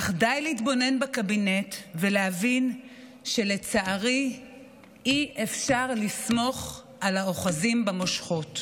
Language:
Hebrew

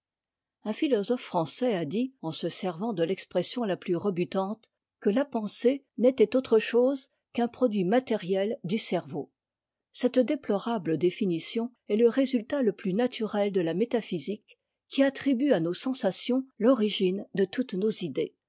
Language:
French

